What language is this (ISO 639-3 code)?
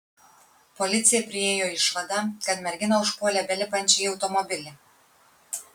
lit